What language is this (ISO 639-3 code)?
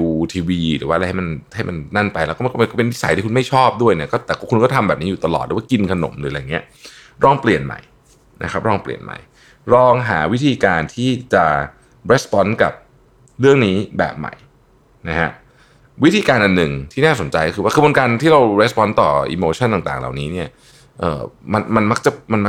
tha